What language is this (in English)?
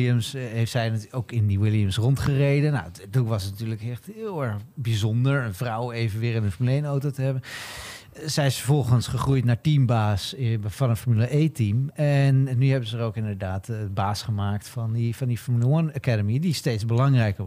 Dutch